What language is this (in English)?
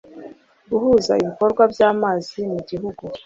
Kinyarwanda